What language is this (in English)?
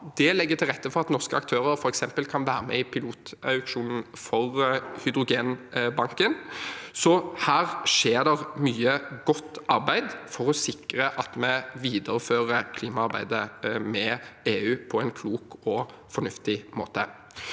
Norwegian